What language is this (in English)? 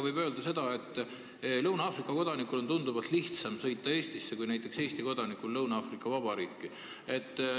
Estonian